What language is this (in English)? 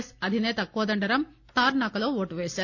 Telugu